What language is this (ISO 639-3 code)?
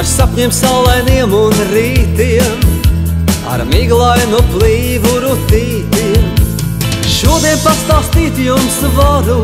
lav